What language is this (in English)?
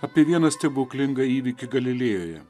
Lithuanian